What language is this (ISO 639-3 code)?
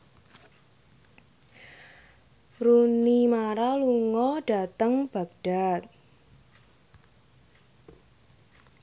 jav